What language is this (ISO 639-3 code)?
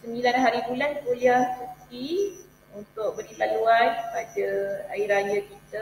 msa